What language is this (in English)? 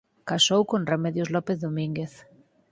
Galician